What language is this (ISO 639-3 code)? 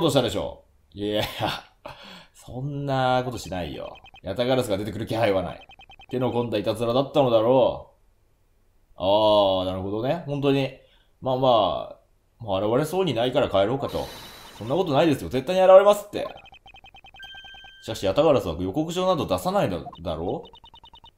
jpn